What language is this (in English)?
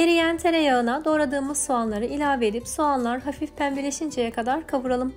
Turkish